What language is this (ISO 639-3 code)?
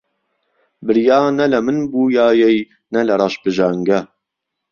ckb